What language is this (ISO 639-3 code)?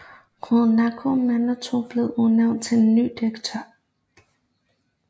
dan